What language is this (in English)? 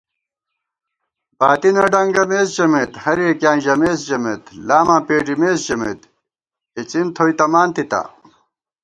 Gawar-Bati